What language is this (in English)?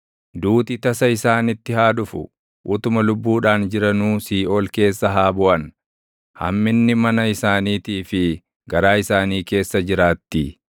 Oromo